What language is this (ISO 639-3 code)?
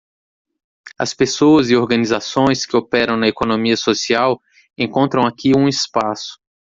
por